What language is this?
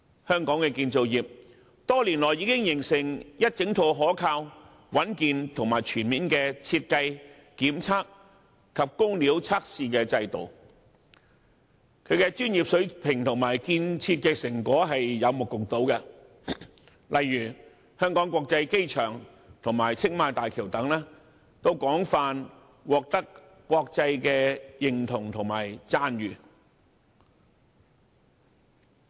Cantonese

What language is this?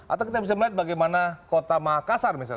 Indonesian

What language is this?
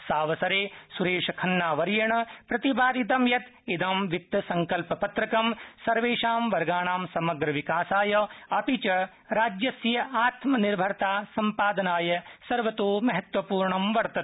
Sanskrit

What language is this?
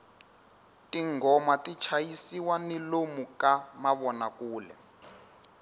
Tsonga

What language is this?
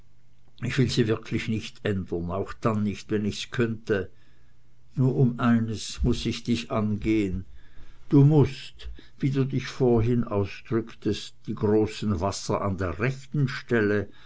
German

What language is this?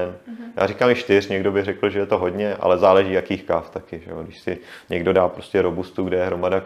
Czech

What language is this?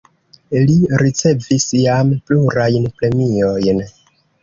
Esperanto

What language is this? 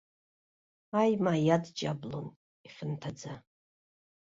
Abkhazian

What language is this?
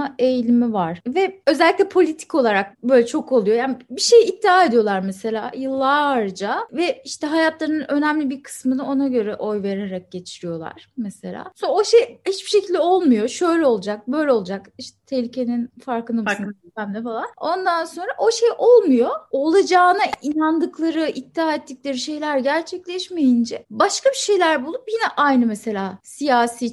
Turkish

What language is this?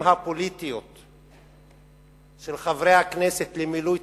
Hebrew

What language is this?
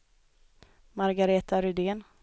Swedish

